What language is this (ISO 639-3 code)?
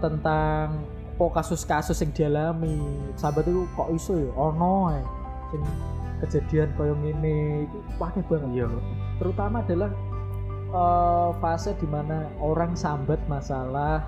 ind